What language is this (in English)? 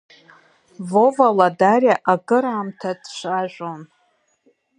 Abkhazian